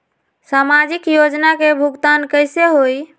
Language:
Magahi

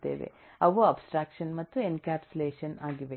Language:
Kannada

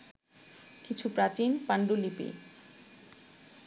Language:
Bangla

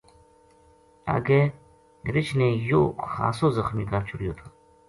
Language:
Gujari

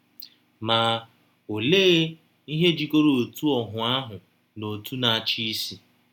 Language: Igbo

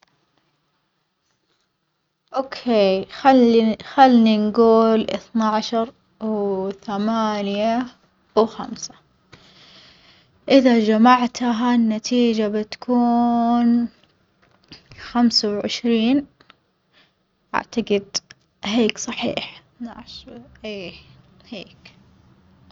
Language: Omani Arabic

